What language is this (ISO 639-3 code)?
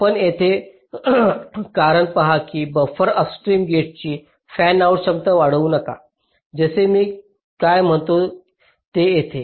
mar